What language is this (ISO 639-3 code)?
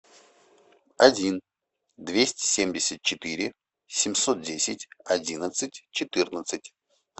rus